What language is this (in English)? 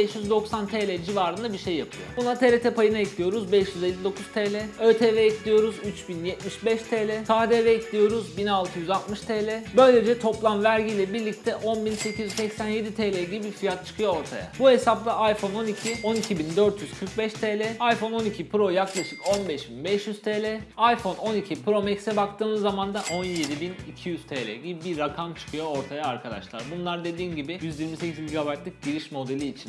Turkish